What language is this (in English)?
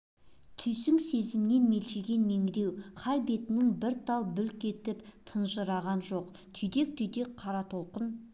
Kazakh